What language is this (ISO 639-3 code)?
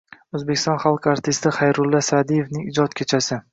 uzb